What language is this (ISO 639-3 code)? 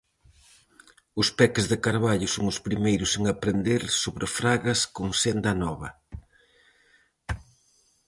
glg